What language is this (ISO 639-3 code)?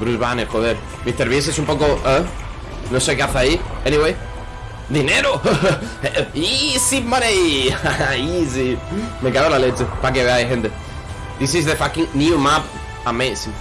spa